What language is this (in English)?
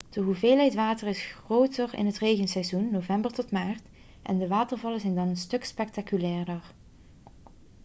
Dutch